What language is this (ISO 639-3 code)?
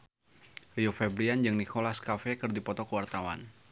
sun